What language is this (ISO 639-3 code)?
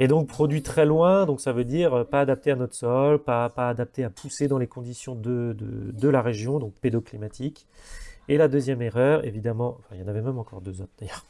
fra